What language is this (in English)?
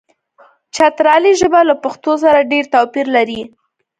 Pashto